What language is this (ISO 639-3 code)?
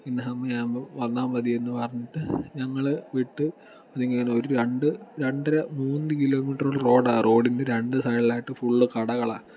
mal